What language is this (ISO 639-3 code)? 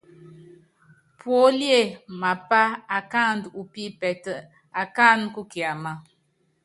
yav